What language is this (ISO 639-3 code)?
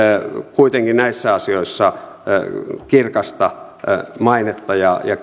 fin